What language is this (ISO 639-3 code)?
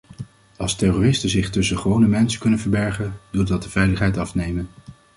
nld